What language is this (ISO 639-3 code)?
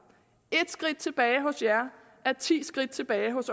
dan